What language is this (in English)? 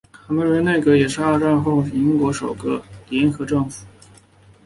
Chinese